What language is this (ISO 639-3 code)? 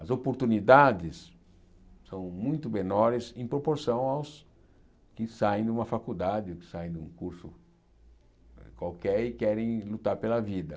por